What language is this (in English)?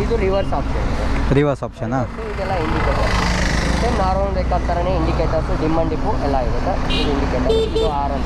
Kannada